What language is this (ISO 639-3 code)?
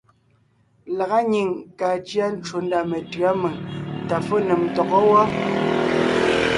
nnh